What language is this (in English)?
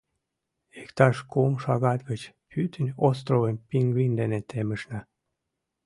Mari